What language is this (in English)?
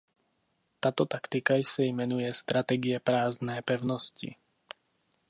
Czech